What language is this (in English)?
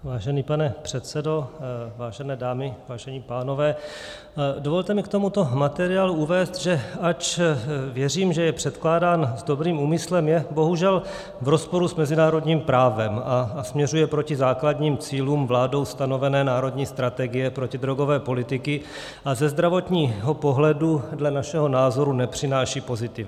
Czech